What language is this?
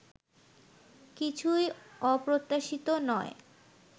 Bangla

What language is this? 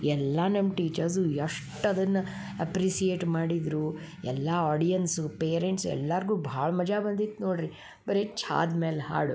Kannada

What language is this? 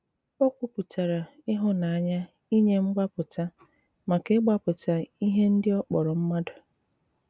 Igbo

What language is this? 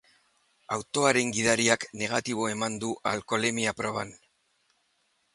Basque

